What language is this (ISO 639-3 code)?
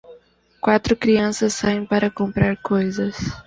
por